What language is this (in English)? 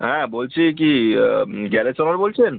Bangla